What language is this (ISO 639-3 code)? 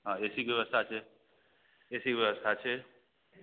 mai